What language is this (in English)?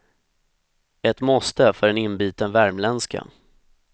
Swedish